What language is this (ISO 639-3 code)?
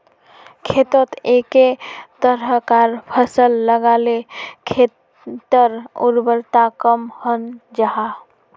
mag